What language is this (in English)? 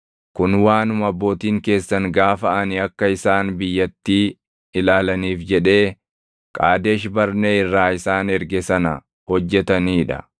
Oromo